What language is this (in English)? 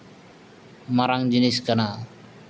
Santali